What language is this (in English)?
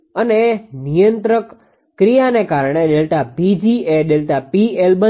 Gujarati